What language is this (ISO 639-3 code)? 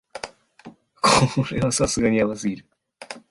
jpn